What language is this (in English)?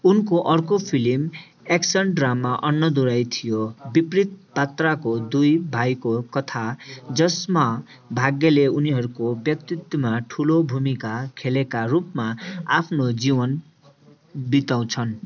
Nepali